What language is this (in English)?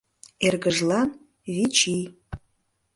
Mari